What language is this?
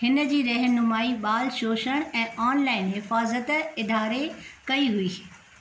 Sindhi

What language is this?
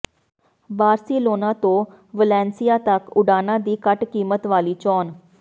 Punjabi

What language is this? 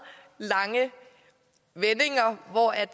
Danish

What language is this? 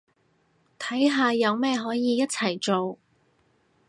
Cantonese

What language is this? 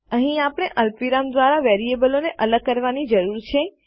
Gujarati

